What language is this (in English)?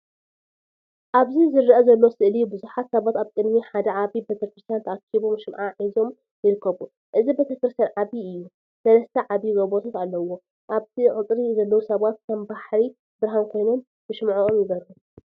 Tigrinya